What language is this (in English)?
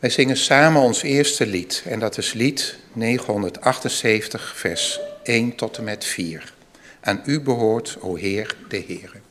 Dutch